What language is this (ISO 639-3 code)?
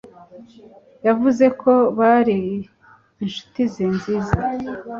kin